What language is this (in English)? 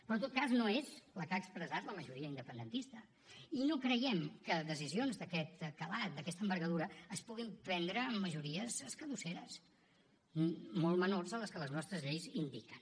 Catalan